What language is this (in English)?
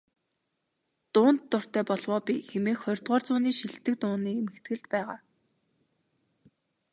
Mongolian